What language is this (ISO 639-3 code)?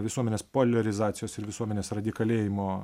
lit